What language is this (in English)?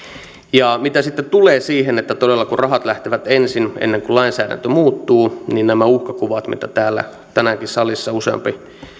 Finnish